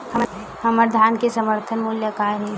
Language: Chhattisgarhi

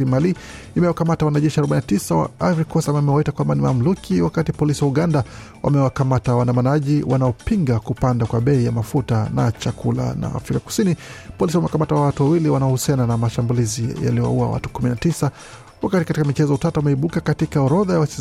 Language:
Swahili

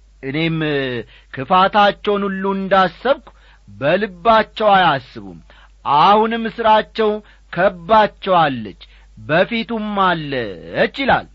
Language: Amharic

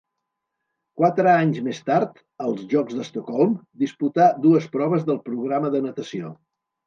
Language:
Catalan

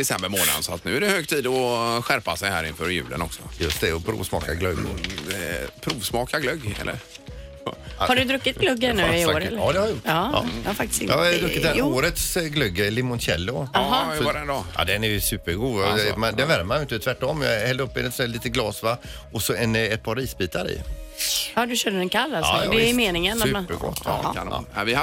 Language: Swedish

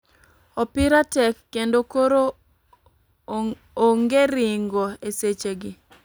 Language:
Luo (Kenya and Tanzania)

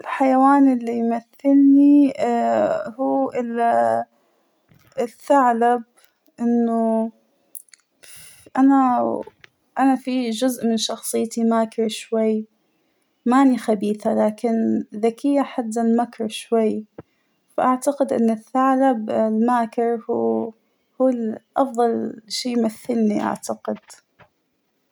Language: Hijazi Arabic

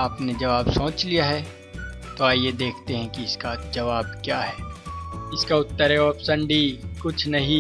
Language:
Hindi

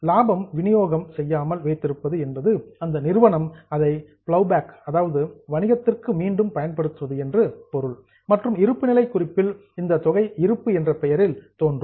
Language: Tamil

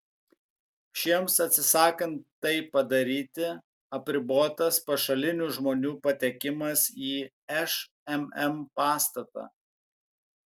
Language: Lithuanian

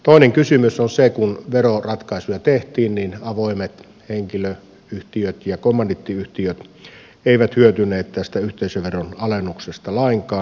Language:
Finnish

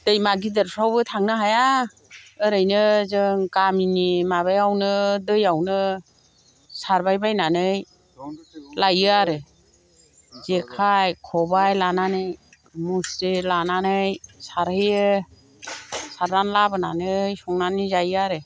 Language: Bodo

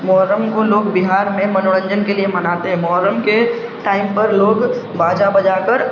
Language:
Urdu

